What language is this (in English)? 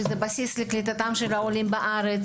Hebrew